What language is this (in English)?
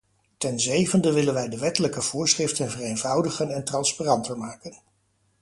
Dutch